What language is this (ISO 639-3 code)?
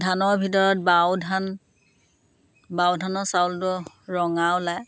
asm